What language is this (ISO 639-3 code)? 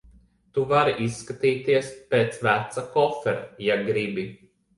lav